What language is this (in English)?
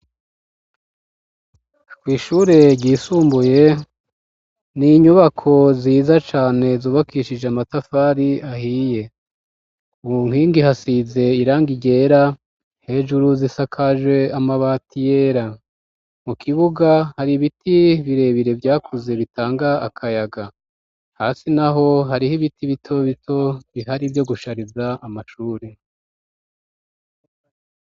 Rundi